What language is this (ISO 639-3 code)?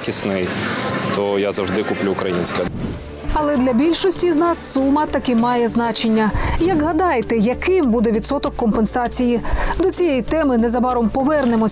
ukr